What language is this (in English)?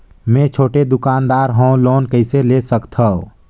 Chhattisgarhi